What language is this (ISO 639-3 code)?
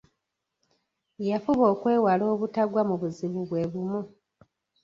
lug